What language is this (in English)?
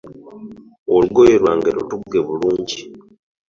Ganda